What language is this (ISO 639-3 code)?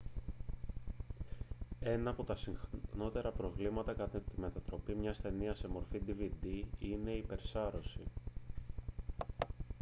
ell